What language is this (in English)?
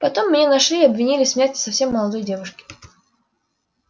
Russian